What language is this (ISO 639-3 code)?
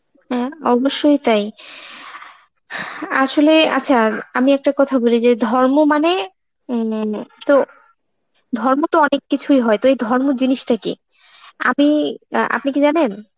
ben